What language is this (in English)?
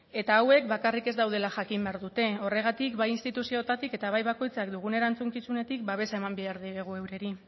Basque